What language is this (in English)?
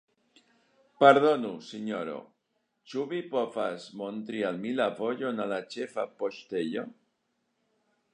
Esperanto